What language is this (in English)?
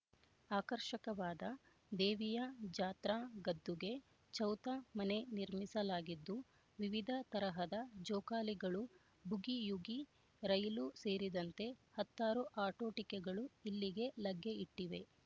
Kannada